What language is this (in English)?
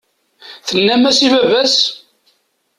Kabyle